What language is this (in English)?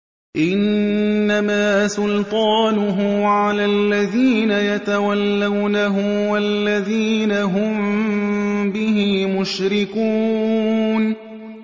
Arabic